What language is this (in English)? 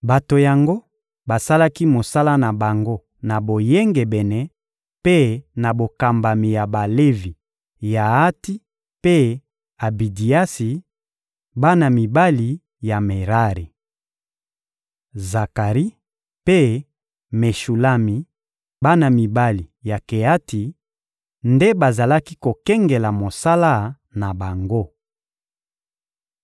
Lingala